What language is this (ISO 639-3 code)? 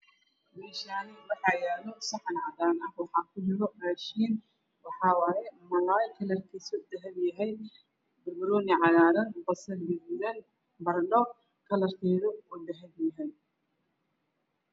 som